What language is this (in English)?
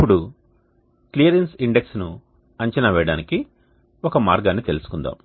Telugu